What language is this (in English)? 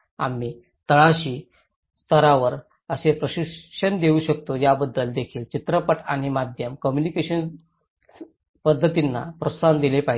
Marathi